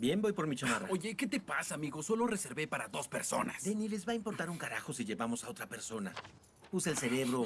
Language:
Spanish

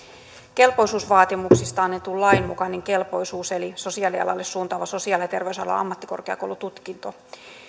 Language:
Finnish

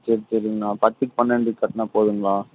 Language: Tamil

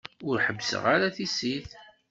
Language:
Kabyle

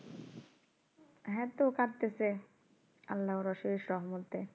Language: Bangla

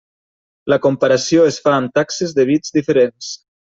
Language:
Catalan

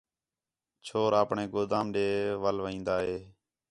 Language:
Khetrani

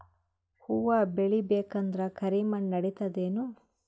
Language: Kannada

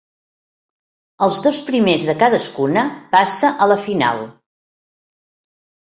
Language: Catalan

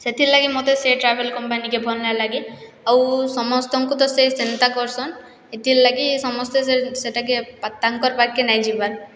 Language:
Odia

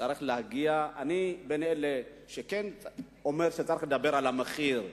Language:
Hebrew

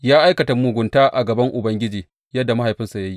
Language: Hausa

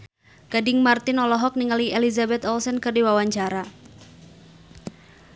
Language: Sundanese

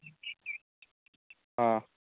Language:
Manipuri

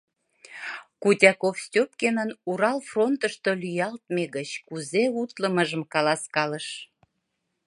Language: Mari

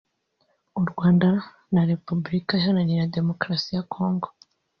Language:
Kinyarwanda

